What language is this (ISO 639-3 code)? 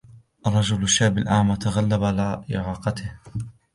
ara